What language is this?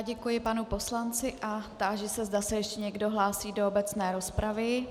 Czech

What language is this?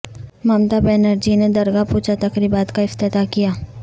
Urdu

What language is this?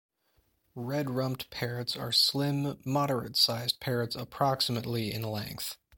English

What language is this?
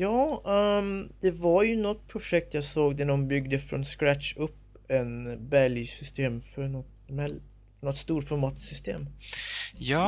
Swedish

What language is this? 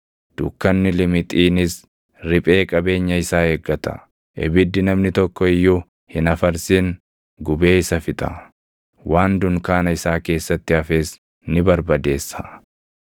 Oromo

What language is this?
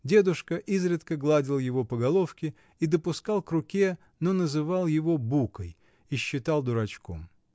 Russian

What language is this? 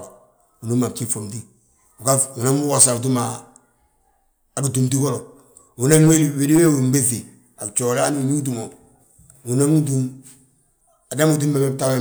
Balanta-Ganja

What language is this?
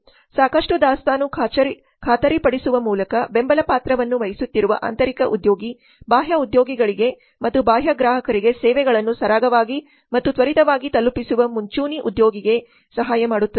Kannada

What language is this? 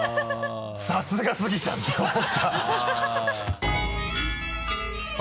Japanese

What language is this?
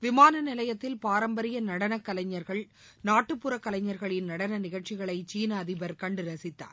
Tamil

